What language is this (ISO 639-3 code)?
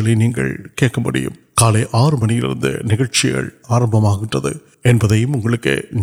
urd